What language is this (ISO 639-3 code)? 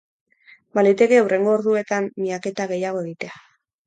eus